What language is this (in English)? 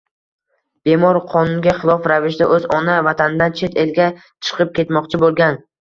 Uzbek